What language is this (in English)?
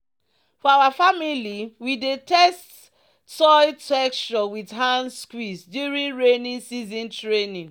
Nigerian Pidgin